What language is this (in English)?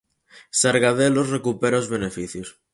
Galician